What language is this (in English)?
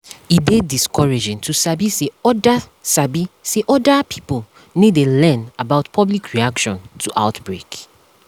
Nigerian Pidgin